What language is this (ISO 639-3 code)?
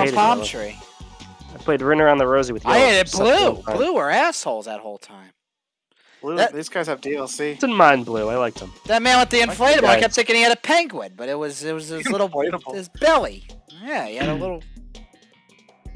eng